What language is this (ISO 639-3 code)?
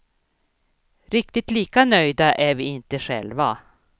swe